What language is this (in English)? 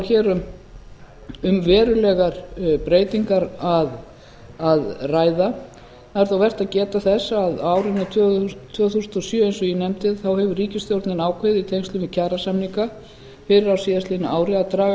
Icelandic